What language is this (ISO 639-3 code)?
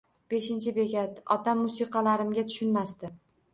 uzb